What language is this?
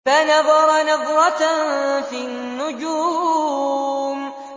Arabic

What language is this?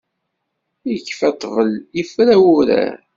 Kabyle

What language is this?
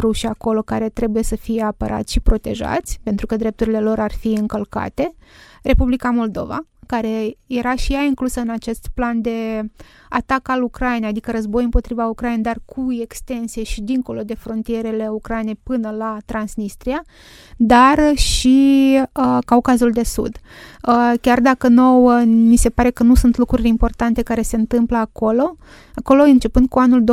Romanian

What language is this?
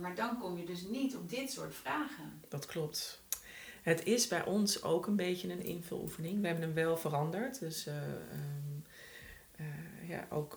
Dutch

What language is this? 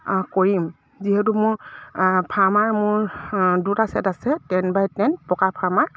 Assamese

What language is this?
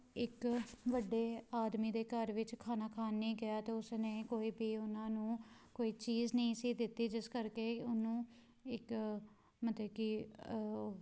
Punjabi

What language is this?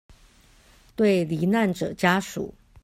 Chinese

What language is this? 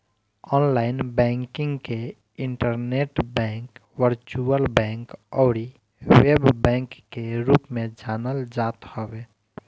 Bhojpuri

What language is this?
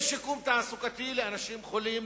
Hebrew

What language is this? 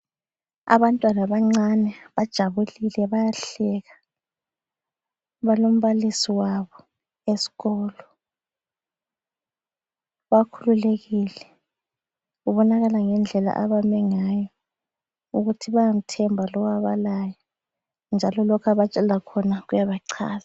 North Ndebele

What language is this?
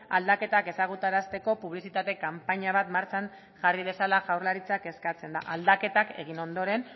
Basque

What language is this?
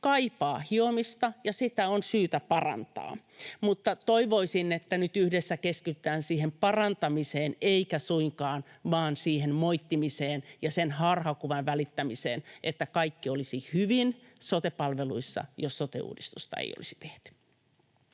Finnish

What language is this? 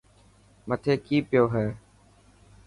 Dhatki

